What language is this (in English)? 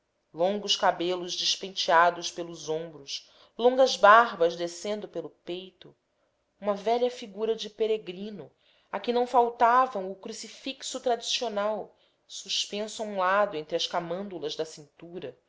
Portuguese